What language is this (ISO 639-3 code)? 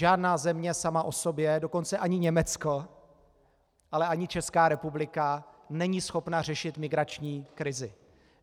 ces